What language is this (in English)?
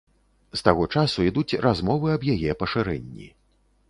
Belarusian